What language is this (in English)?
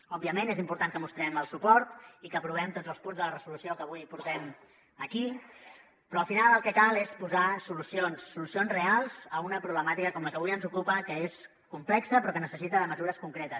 Catalan